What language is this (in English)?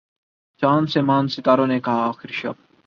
Urdu